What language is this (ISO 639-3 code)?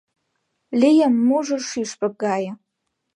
chm